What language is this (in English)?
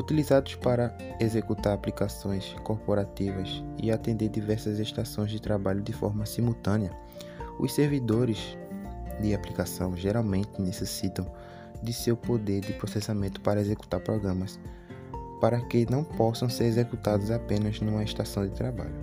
Portuguese